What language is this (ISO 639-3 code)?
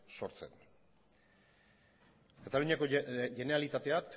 eus